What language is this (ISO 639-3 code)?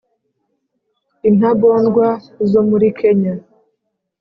kin